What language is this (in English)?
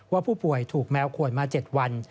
Thai